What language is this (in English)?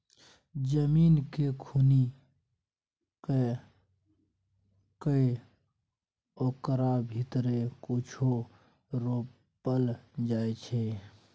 Maithili